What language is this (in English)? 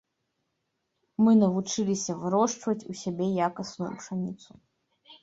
Belarusian